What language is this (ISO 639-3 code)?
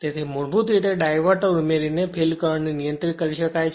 guj